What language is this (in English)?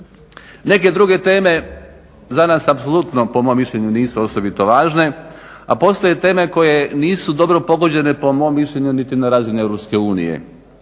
Croatian